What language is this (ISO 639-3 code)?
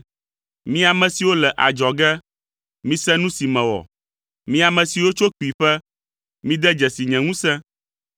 ewe